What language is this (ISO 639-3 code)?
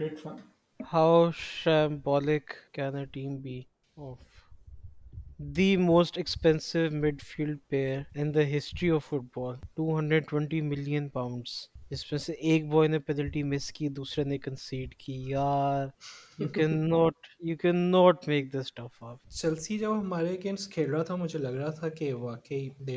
urd